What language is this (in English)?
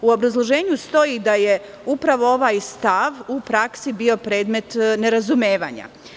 Serbian